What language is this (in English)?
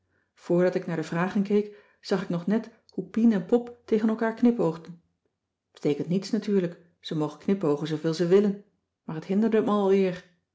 Dutch